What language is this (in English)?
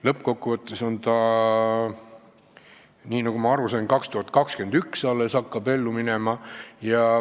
Estonian